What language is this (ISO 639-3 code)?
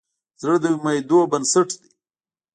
pus